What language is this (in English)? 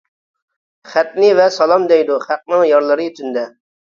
Uyghur